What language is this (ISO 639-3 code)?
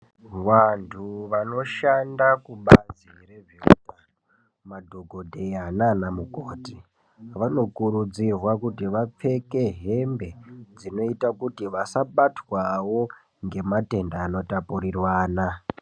ndc